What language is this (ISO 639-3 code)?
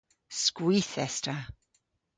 cor